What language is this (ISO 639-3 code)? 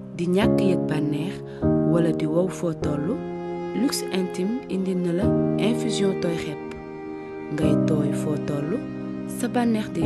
fra